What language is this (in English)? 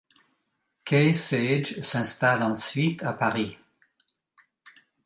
French